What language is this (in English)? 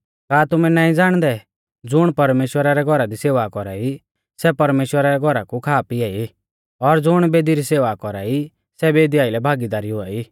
Mahasu Pahari